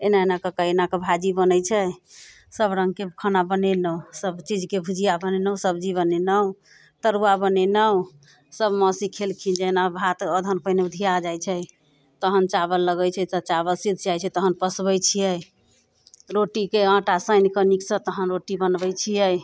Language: Maithili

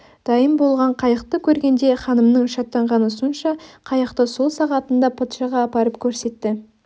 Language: Kazakh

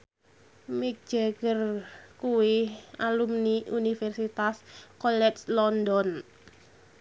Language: Javanese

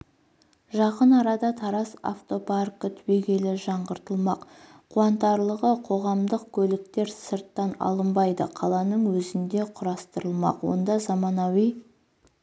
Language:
Kazakh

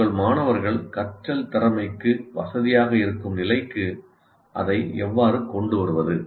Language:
Tamil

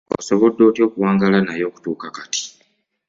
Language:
Ganda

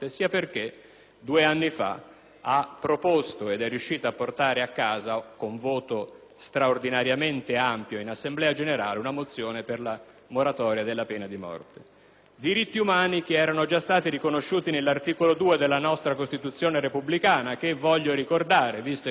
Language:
Italian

